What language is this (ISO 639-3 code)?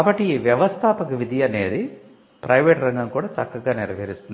tel